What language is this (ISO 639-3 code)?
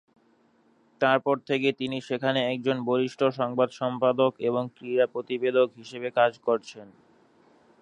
ben